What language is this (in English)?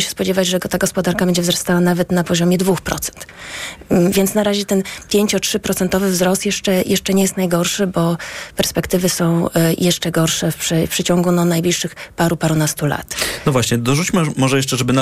Polish